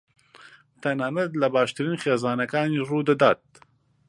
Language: Central Kurdish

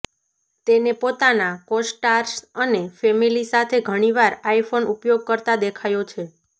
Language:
Gujarati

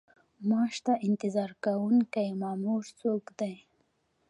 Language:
Pashto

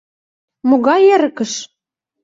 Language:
Mari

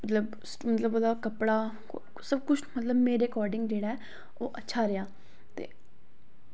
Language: Dogri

